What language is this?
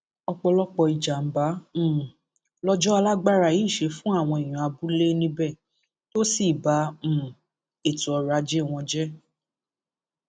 Yoruba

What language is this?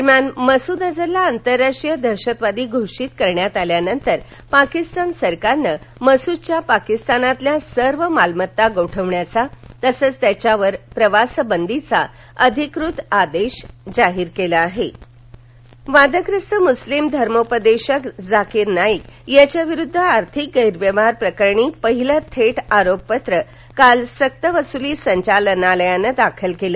Marathi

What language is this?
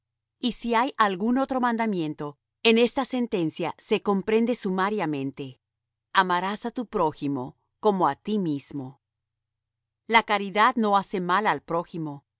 Spanish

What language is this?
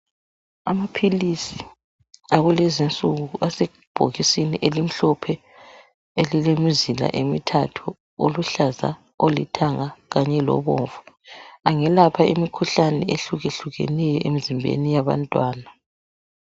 North Ndebele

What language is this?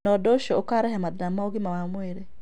Kikuyu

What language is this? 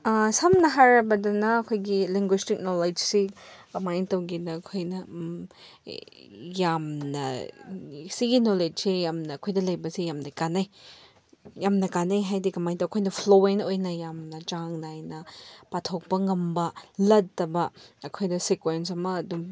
Manipuri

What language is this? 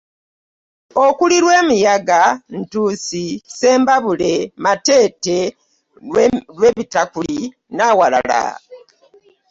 Ganda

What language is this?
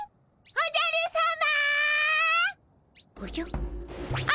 Japanese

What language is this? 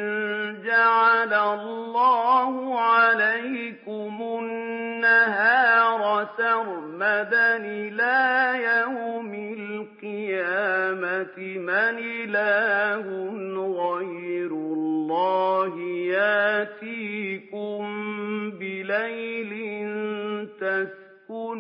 Arabic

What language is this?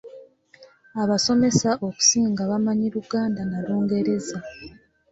Ganda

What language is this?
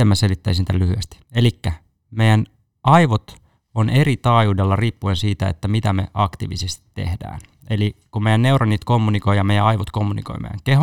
Finnish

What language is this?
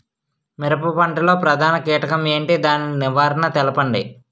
Telugu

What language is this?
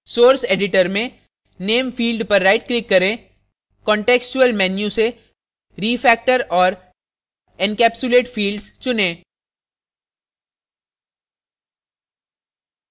Hindi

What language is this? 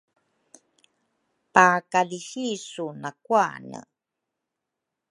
Rukai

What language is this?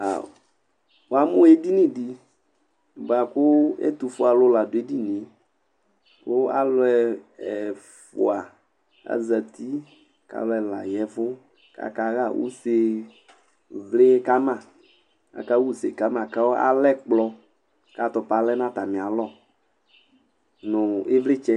Ikposo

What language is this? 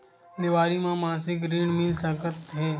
Chhattisgarhi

